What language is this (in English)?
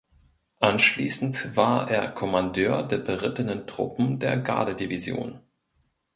German